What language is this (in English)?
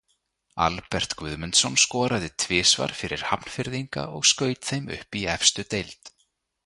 Icelandic